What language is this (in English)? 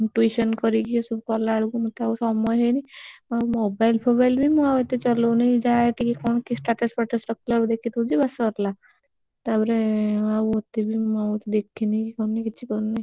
Odia